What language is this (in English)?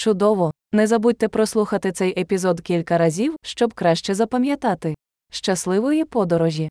Ukrainian